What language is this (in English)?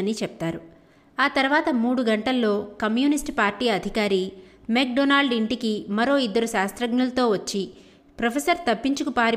Telugu